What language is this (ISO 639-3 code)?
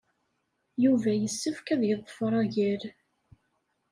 kab